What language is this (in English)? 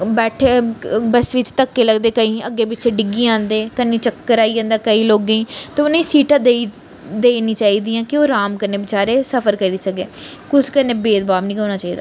Dogri